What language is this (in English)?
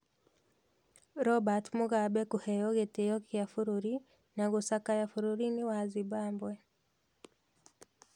Kikuyu